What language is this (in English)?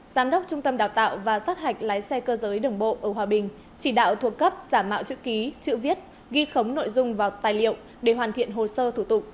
Vietnamese